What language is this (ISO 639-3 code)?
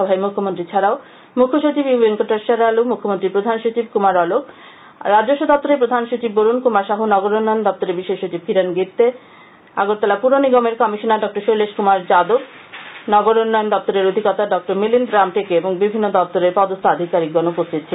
ben